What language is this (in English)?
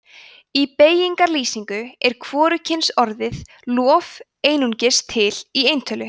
Icelandic